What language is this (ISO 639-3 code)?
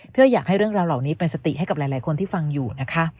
tha